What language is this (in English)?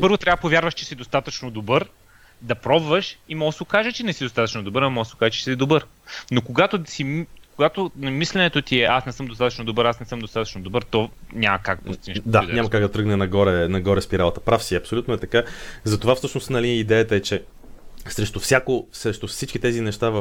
Bulgarian